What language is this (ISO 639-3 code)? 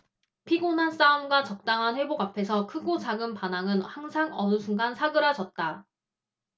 kor